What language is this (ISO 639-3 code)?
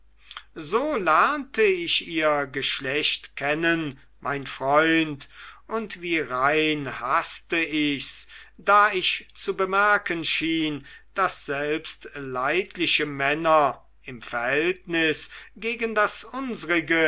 deu